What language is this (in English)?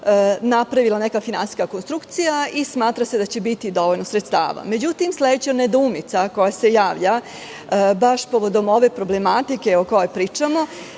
Serbian